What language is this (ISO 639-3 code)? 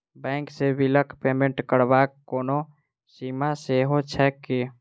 mai